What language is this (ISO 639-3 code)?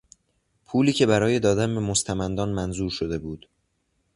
fas